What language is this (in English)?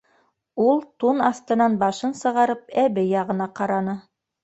Bashkir